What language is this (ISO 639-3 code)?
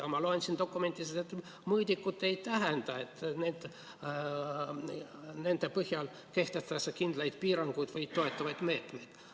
est